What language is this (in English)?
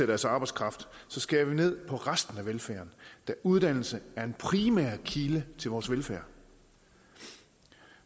Danish